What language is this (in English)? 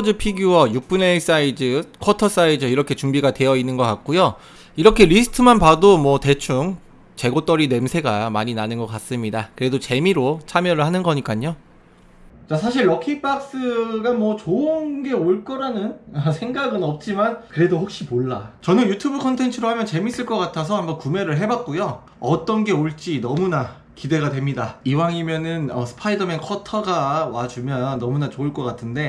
Korean